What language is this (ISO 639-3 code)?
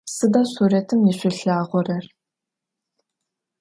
ady